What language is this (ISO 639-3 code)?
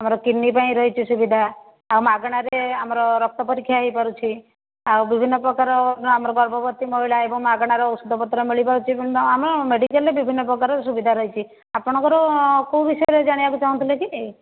ori